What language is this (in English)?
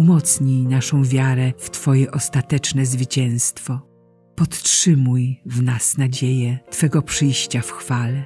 Polish